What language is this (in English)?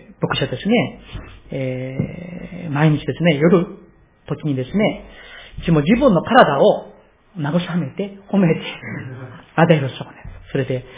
Japanese